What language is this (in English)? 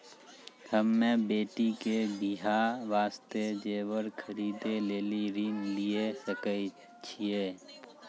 Maithili